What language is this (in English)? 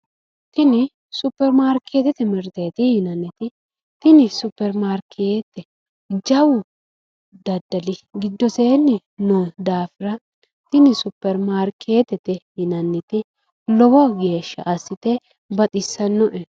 Sidamo